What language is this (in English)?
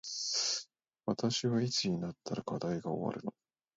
Japanese